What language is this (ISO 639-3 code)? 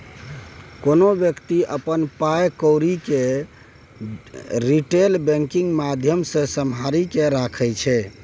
mai